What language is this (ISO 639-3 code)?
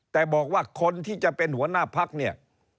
tha